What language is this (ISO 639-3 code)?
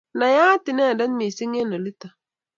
kln